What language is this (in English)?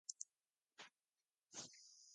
Urdu